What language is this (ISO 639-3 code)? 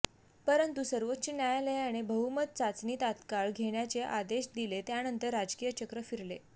mar